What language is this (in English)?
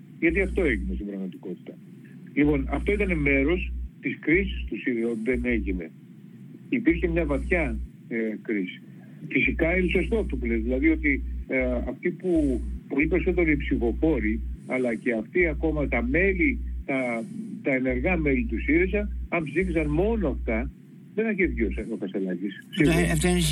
Greek